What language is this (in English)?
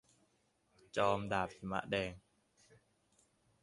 Thai